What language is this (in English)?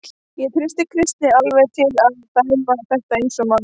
Icelandic